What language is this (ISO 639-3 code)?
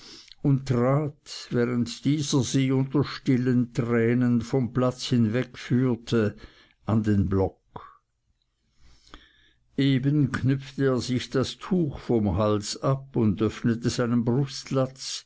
deu